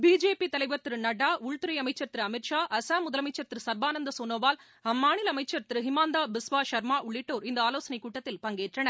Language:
Tamil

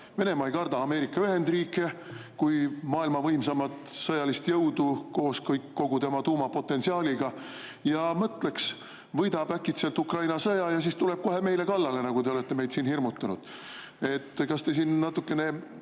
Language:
Estonian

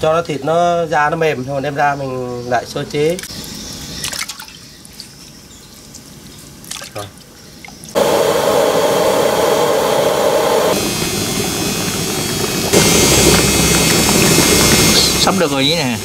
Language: Vietnamese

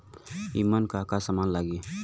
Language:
Bhojpuri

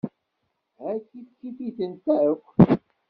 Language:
Kabyle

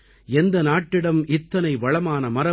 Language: Tamil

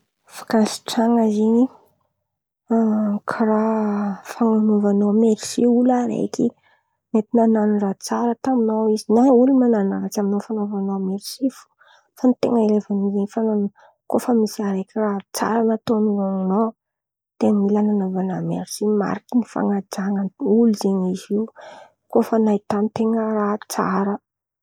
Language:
Antankarana Malagasy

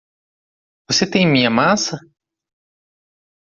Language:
Portuguese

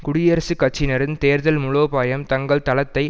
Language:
Tamil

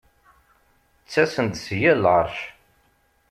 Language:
Kabyle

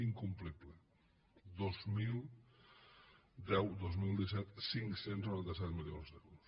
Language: Catalan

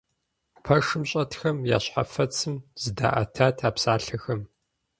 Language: Kabardian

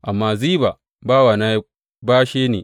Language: Hausa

